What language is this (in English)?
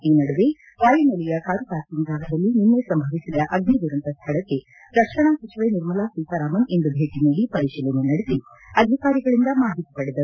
Kannada